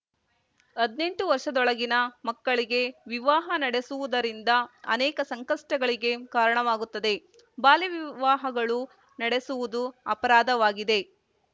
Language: Kannada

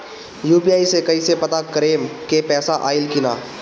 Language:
Bhojpuri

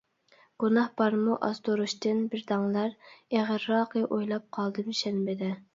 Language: Uyghur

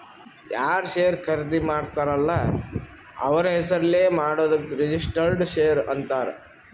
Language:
Kannada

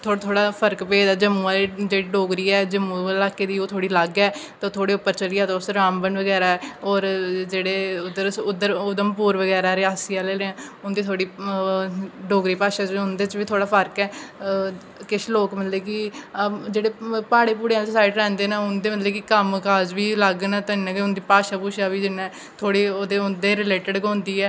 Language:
Dogri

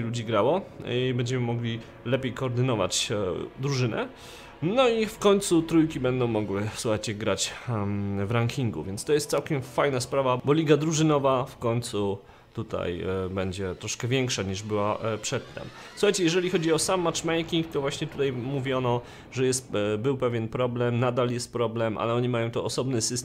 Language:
Polish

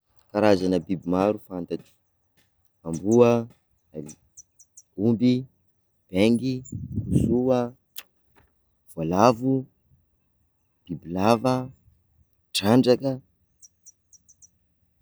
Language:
Sakalava Malagasy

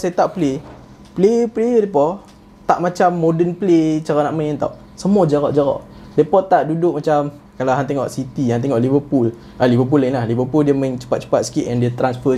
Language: Malay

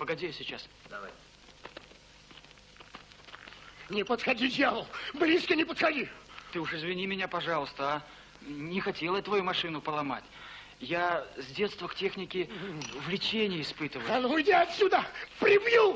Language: Russian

